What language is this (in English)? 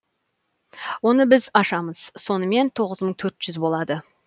Kazakh